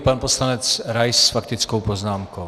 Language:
Czech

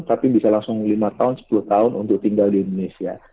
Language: Indonesian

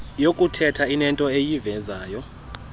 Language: Xhosa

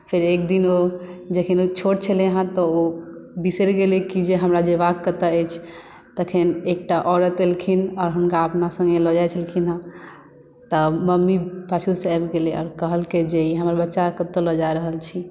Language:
Maithili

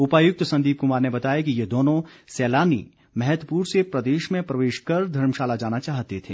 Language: Hindi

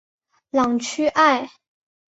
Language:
Chinese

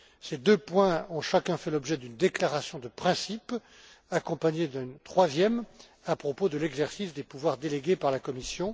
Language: French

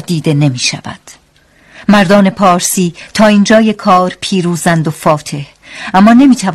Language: Persian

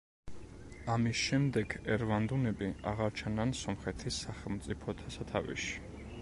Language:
Georgian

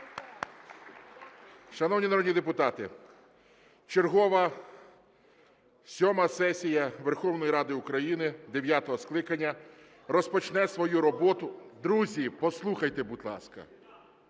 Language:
Ukrainian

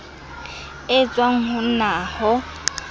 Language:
Southern Sotho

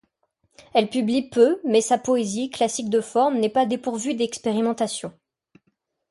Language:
French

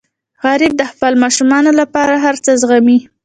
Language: Pashto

